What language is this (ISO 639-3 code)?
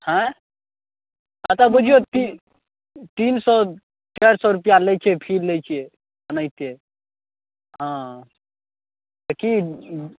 mai